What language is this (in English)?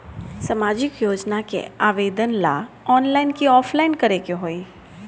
Bhojpuri